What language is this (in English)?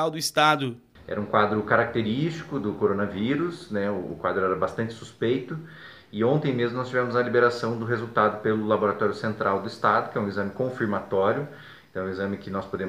Portuguese